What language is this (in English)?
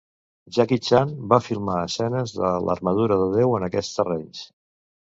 Catalan